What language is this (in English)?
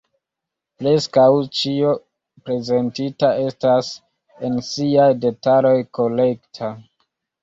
Esperanto